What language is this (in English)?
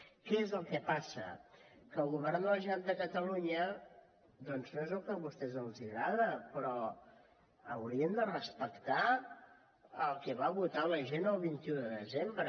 Catalan